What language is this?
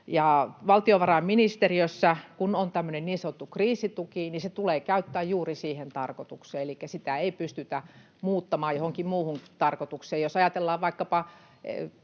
Finnish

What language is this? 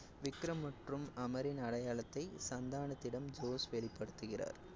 Tamil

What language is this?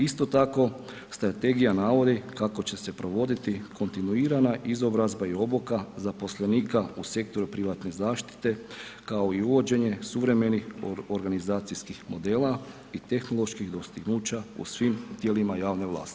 Croatian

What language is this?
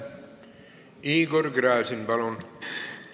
Estonian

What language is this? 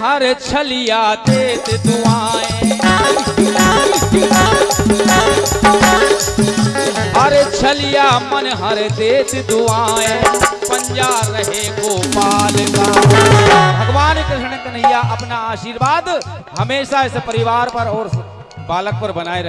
Hindi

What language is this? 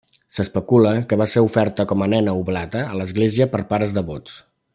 Catalan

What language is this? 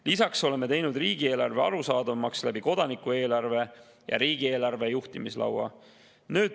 Estonian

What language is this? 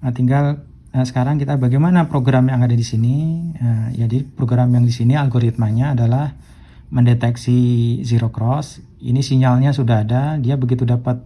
Indonesian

